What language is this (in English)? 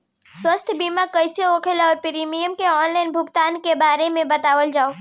Bhojpuri